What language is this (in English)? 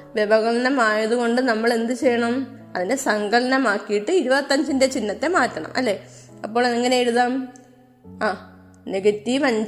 Malayalam